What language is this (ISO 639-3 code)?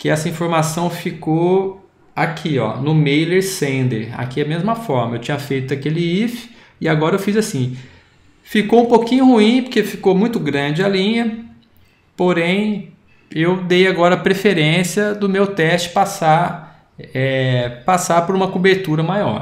por